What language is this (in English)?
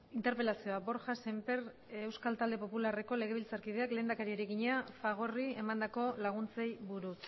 Basque